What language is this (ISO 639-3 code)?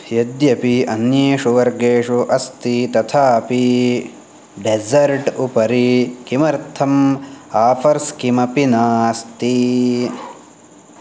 san